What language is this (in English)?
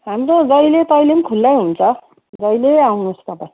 Nepali